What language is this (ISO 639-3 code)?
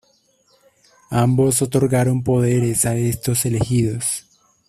spa